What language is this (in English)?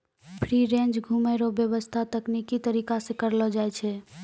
Maithili